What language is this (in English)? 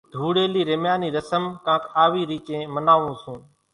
Kachi Koli